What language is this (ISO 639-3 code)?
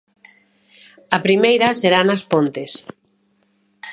glg